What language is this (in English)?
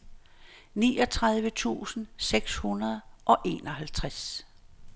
Danish